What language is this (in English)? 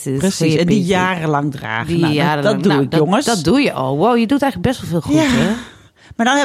Dutch